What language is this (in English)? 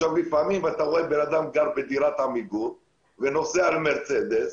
Hebrew